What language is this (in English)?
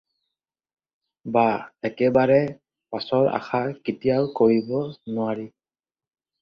Assamese